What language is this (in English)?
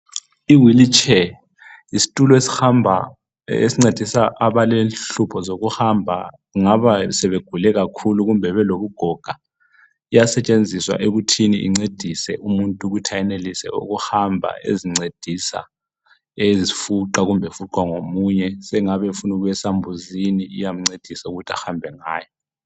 North Ndebele